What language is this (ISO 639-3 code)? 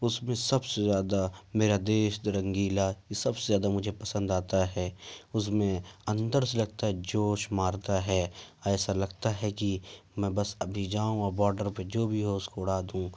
urd